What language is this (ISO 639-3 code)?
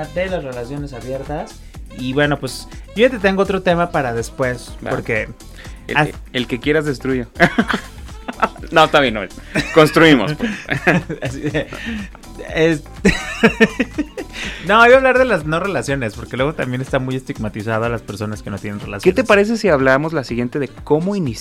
spa